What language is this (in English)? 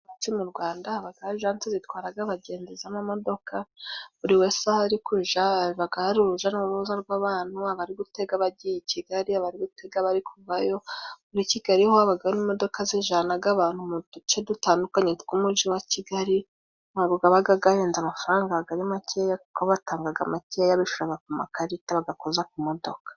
Kinyarwanda